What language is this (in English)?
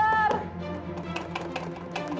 Indonesian